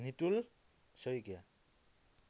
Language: Assamese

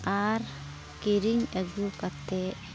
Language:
Santali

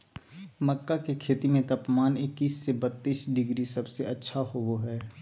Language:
Magahi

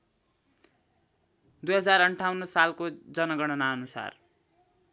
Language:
Nepali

